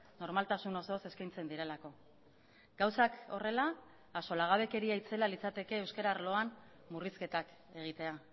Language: Basque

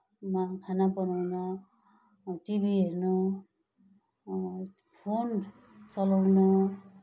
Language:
Nepali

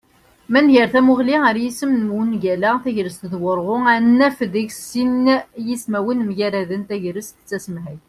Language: Kabyle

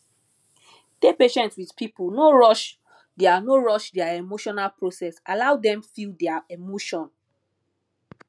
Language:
Nigerian Pidgin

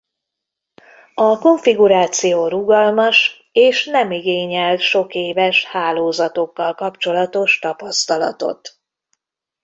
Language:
Hungarian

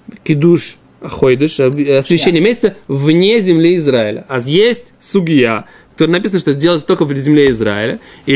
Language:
Russian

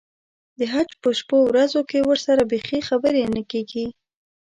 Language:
Pashto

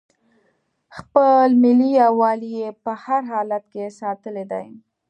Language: Pashto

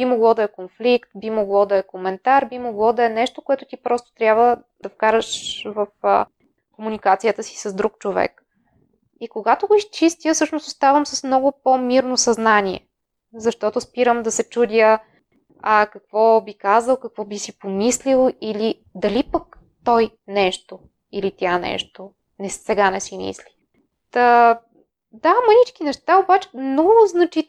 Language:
Bulgarian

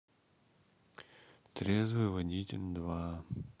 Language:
Russian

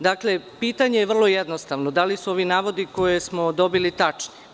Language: Serbian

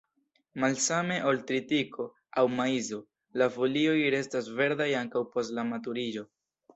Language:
Esperanto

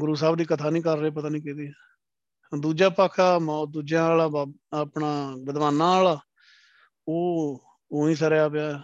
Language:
Punjabi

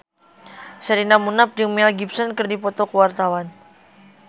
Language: Sundanese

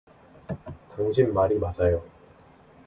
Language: Korean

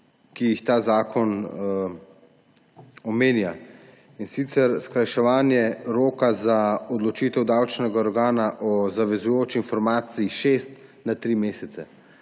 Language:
Slovenian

